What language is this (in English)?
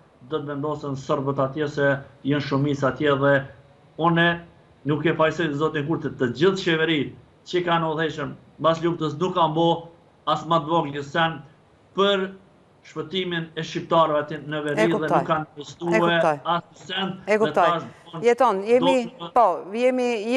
Romanian